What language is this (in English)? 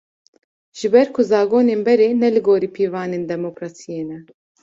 Kurdish